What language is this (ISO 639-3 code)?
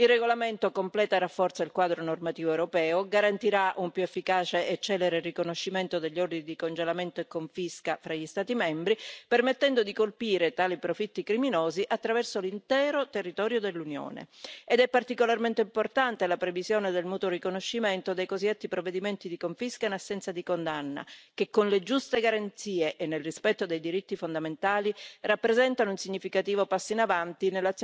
ita